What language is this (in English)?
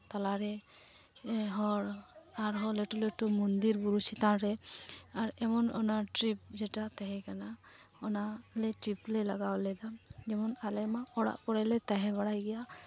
Santali